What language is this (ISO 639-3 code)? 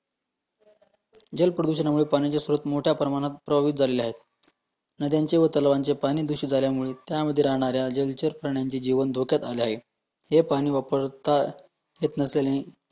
mar